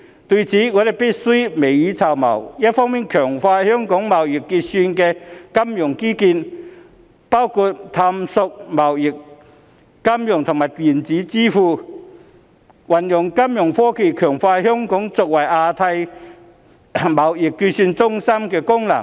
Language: Cantonese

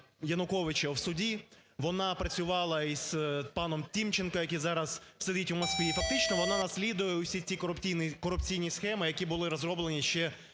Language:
Ukrainian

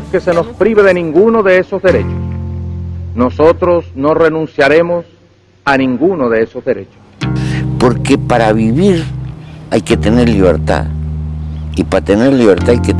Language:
Portuguese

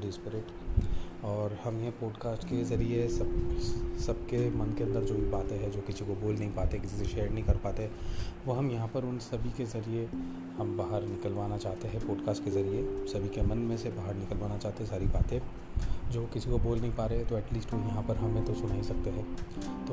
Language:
Hindi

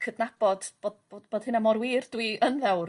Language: Welsh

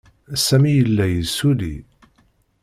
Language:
Kabyle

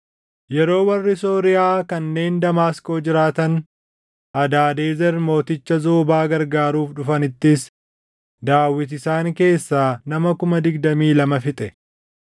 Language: Oromo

